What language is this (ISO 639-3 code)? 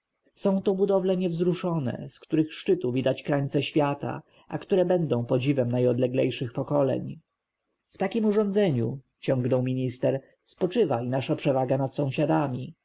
pol